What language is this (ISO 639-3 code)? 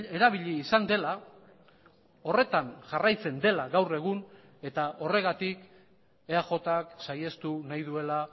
eus